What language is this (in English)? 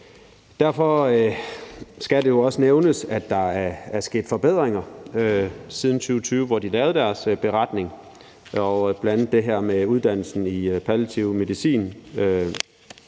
Danish